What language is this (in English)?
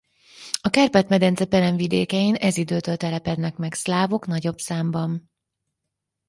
Hungarian